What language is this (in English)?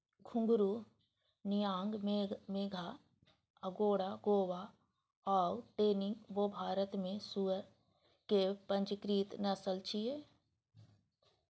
Maithili